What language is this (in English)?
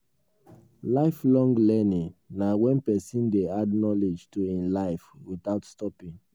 Nigerian Pidgin